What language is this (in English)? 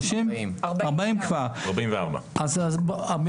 Hebrew